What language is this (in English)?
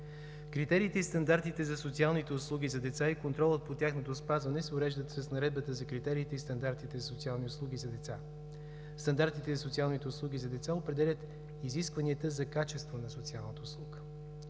Bulgarian